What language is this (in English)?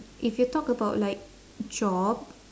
English